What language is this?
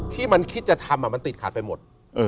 Thai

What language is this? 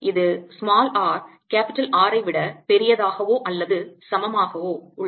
Tamil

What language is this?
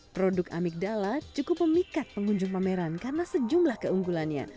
Indonesian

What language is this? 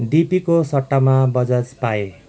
Nepali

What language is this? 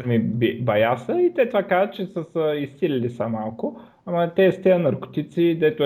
Bulgarian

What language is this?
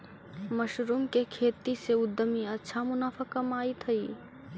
Magahi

